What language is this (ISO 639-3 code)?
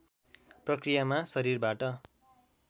nep